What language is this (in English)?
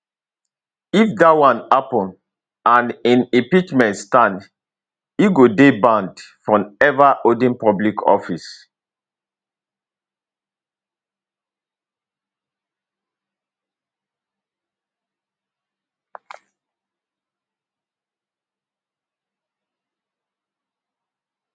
Nigerian Pidgin